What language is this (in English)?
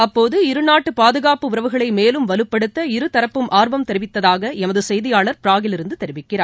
Tamil